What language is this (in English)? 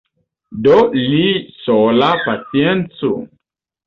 Esperanto